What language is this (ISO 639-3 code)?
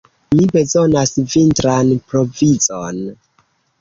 epo